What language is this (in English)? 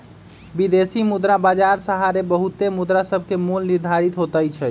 Magahi